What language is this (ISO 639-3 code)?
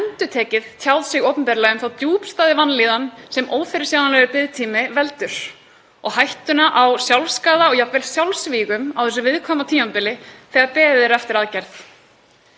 isl